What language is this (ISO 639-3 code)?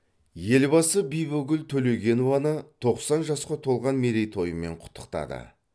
kaz